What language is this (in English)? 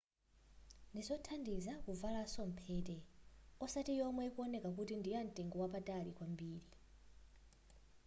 Nyanja